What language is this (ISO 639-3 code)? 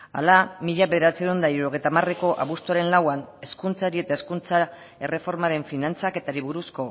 eus